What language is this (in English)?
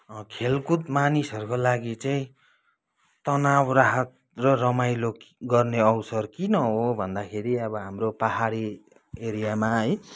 Nepali